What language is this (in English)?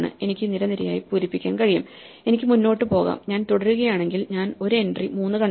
Malayalam